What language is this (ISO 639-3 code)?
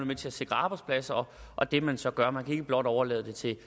dan